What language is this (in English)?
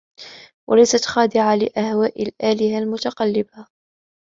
Arabic